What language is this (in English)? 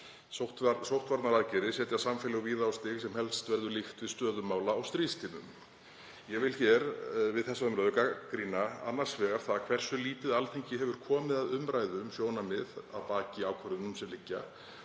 Icelandic